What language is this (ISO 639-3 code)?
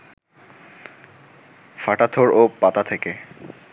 ben